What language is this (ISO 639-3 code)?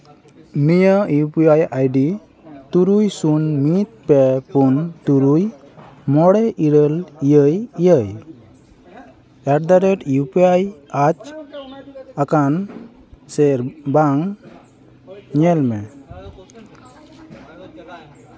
sat